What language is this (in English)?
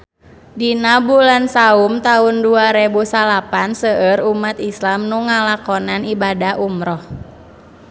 Sundanese